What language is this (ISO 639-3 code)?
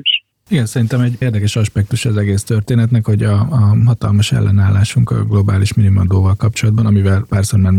hun